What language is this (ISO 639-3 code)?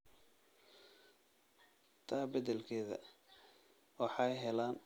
som